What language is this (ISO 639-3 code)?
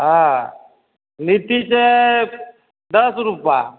mai